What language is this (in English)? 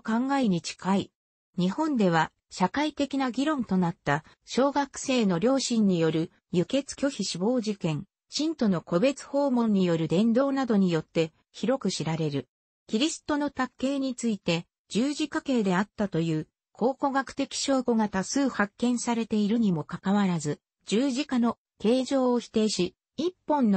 Japanese